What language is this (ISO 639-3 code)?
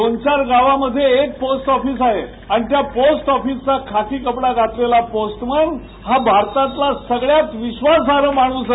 mar